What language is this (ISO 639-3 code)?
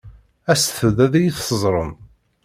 kab